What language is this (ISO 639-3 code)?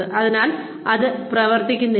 mal